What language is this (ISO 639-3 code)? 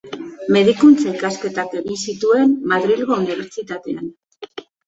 eus